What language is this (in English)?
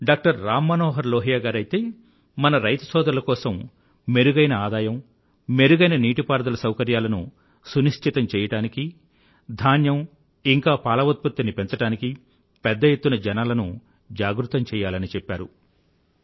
Telugu